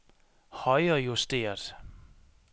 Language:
Danish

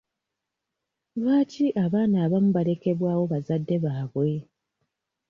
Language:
Ganda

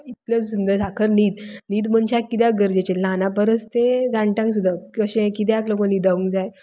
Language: Konkani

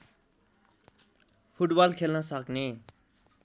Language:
Nepali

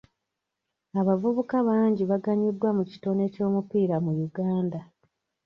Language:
Ganda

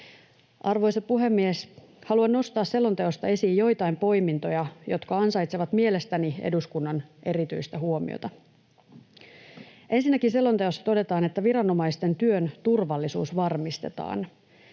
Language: Finnish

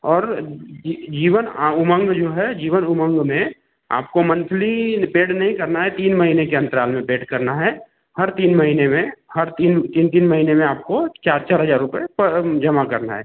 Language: Hindi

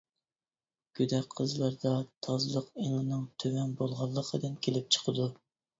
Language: Uyghur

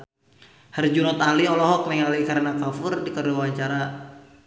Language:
Sundanese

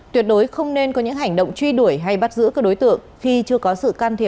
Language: Vietnamese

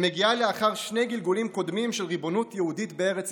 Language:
Hebrew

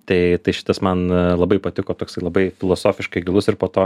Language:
Lithuanian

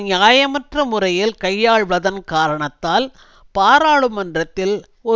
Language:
Tamil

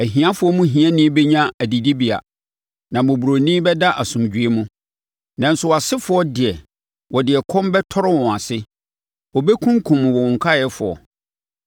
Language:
Akan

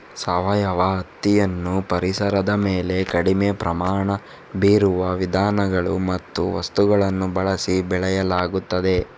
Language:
Kannada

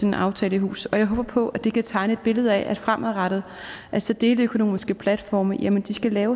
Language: Danish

